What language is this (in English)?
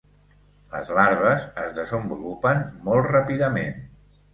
Catalan